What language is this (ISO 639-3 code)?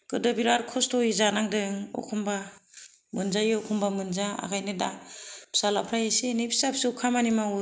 brx